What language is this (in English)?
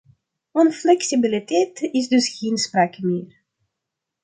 Dutch